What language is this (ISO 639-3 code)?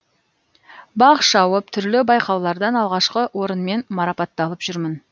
kaz